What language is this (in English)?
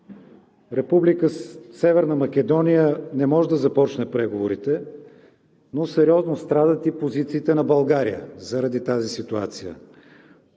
Bulgarian